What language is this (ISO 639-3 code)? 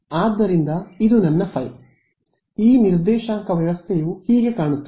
kan